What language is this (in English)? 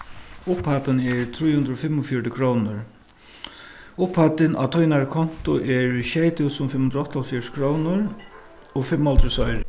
Faroese